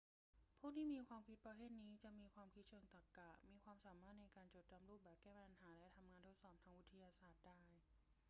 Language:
Thai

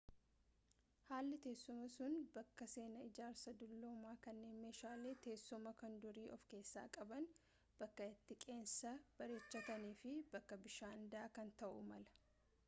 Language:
Oromo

